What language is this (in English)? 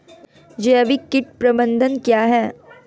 Hindi